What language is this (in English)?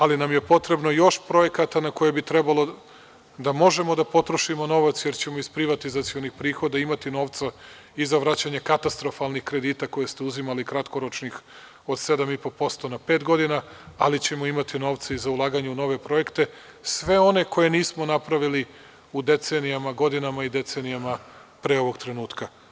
Serbian